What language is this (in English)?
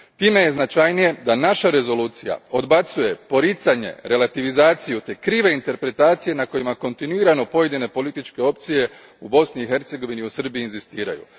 Croatian